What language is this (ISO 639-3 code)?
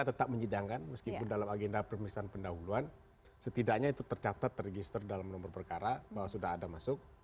ind